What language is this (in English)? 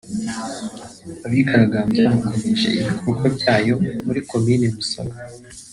Kinyarwanda